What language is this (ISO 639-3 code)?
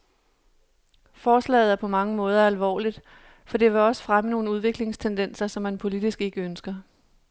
dan